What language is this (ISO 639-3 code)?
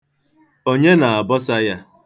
ibo